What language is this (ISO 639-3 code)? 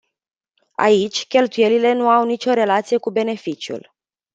ron